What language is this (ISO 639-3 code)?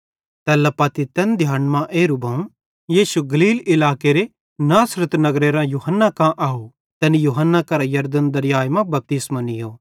bhd